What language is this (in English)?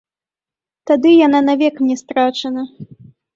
Belarusian